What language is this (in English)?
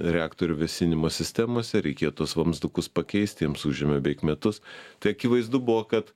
Lithuanian